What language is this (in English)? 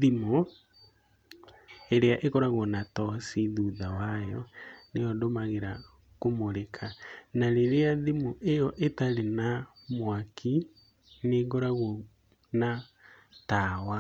Kikuyu